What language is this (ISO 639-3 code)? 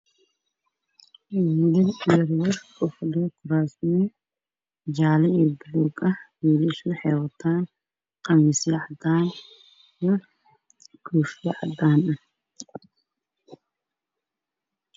som